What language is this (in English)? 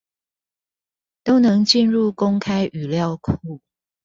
Chinese